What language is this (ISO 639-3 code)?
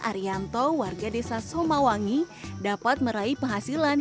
ind